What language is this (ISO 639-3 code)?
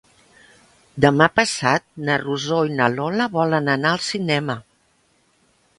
cat